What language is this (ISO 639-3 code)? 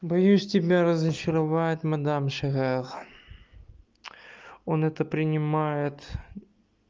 rus